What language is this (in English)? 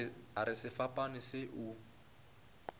Northern Sotho